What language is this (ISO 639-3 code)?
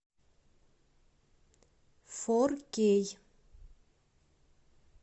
rus